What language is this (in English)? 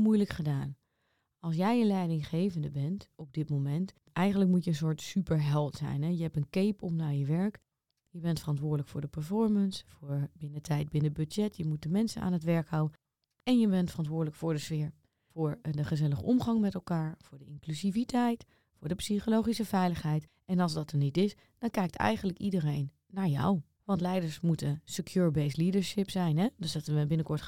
Dutch